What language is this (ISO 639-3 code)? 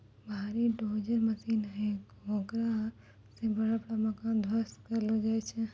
mai